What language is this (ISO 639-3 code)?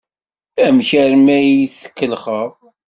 kab